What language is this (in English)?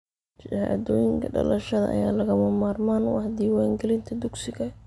Somali